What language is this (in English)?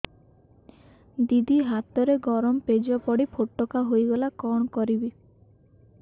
Odia